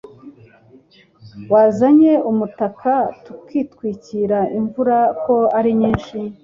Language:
Kinyarwanda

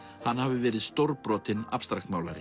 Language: Icelandic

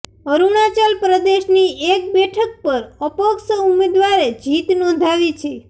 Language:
Gujarati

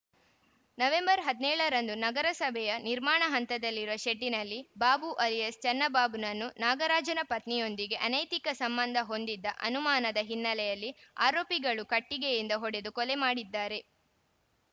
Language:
Kannada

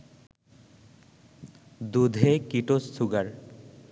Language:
Bangla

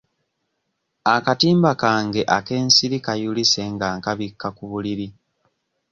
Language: Ganda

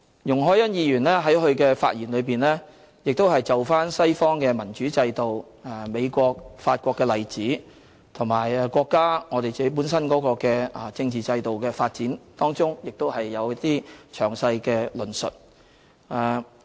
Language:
Cantonese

